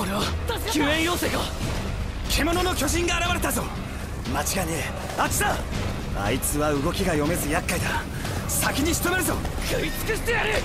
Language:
Japanese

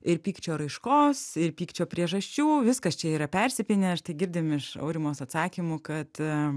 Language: Lithuanian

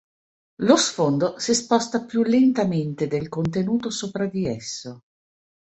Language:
Italian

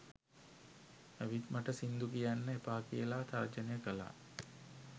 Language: Sinhala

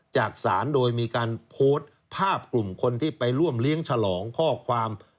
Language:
Thai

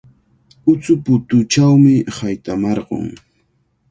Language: Cajatambo North Lima Quechua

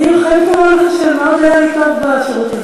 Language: Hebrew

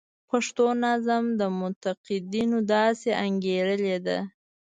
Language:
Pashto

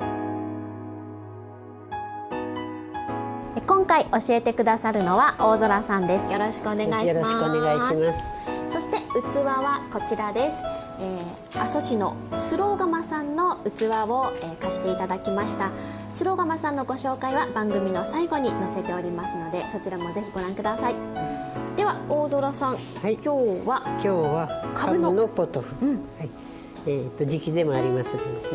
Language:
Japanese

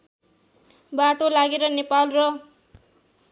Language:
Nepali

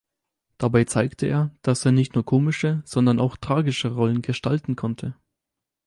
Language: German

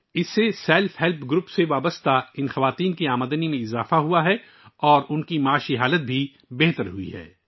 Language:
Urdu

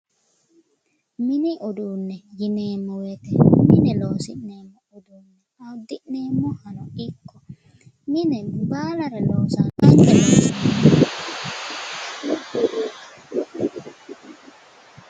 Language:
Sidamo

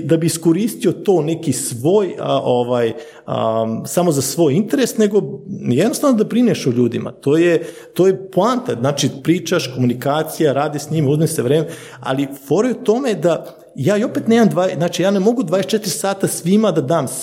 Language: Croatian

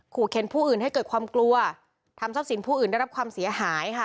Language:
Thai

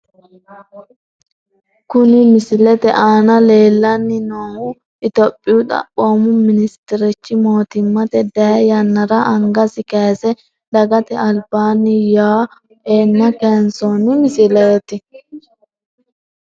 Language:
Sidamo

